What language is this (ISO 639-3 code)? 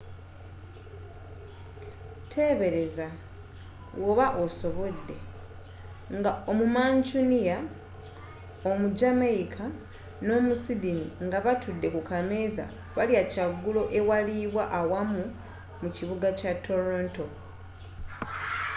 lug